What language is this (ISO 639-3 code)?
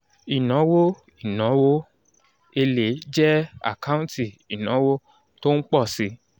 yor